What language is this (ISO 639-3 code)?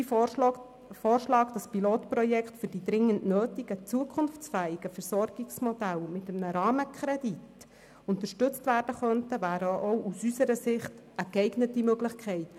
gsw